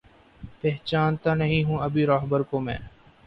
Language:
Urdu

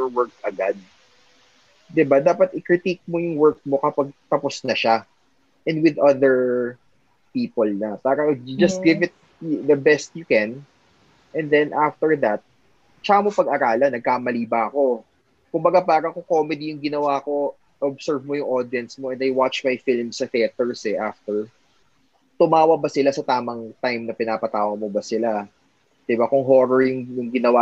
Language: Filipino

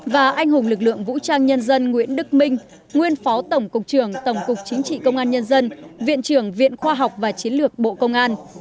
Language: Vietnamese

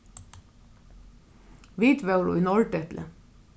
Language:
Faroese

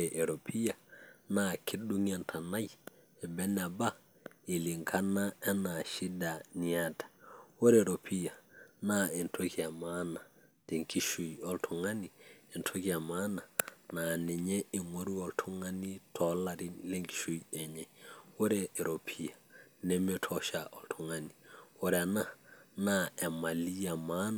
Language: Masai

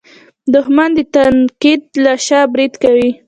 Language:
Pashto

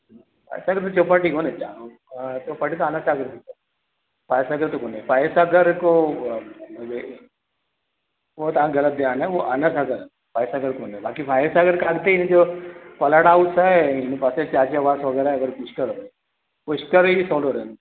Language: Sindhi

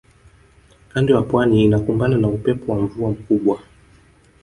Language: Swahili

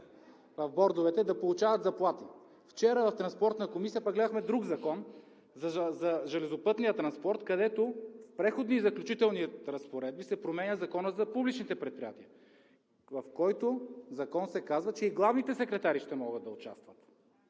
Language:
Bulgarian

